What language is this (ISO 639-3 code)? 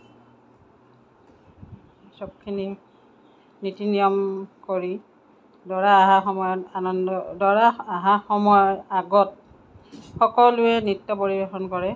asm